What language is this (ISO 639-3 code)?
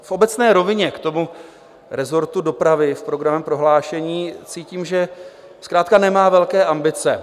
ces